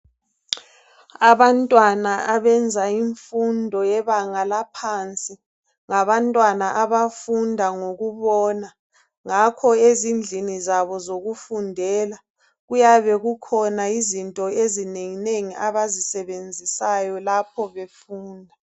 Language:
North Ndebele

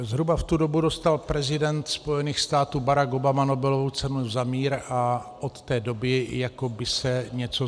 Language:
Czech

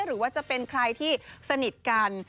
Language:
Thai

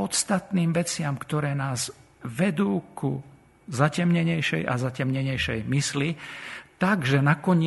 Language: Slovak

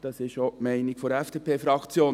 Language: Swiss German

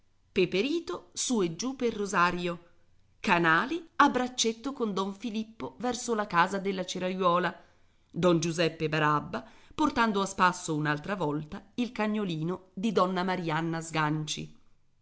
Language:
Italian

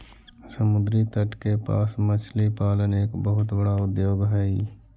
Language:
Magahi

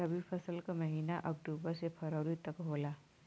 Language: Bhojpuri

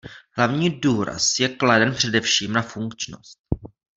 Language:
Czech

